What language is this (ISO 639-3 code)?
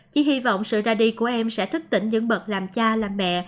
vie